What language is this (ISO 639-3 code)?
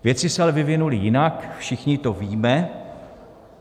ces